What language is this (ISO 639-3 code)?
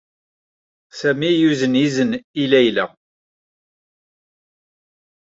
kab